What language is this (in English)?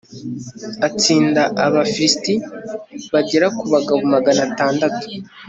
Kinyarwanda